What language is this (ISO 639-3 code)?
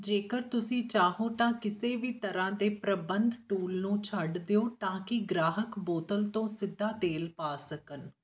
pan